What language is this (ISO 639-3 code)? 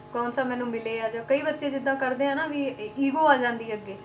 pan